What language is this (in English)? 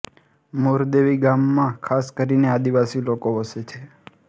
Gujarati